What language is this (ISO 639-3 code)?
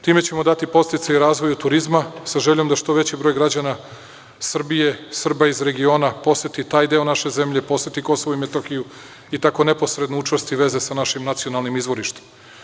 srp